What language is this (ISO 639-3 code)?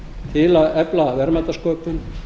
isl